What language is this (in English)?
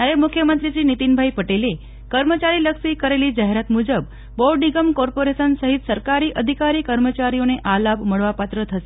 Gujarati